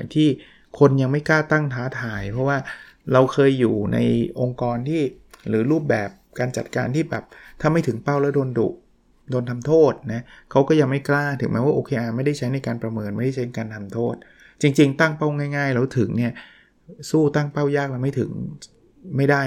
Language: Thai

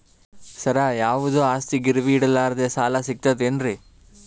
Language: Kannada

